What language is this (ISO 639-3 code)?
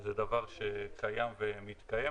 heb